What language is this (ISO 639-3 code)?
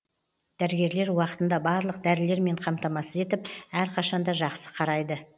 kaz